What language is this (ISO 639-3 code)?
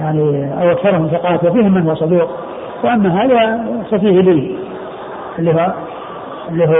ara